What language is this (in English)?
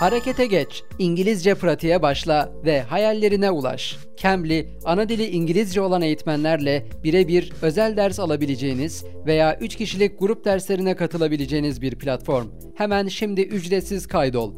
Turkish